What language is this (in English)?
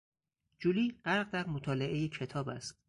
Persian